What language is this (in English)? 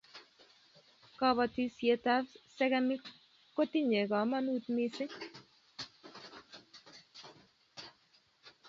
Kalenjin